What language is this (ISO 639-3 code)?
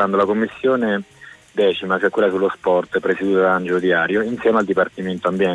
ita